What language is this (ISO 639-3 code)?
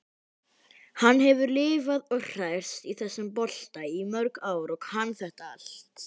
isl